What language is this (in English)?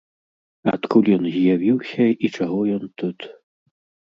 Belarusian